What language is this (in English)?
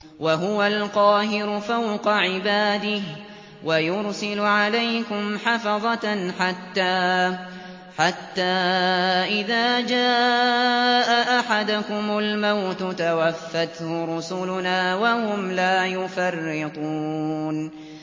Arabic